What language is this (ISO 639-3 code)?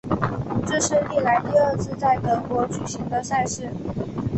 zho